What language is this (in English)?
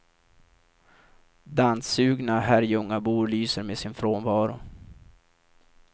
Swedish